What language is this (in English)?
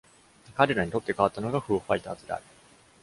Japanese